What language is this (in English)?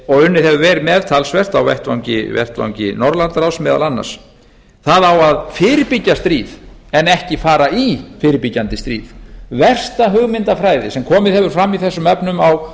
Icelandic